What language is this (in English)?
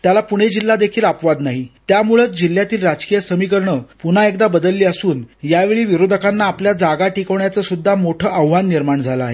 Marathi